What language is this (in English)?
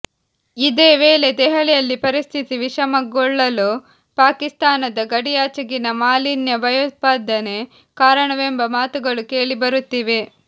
Kannada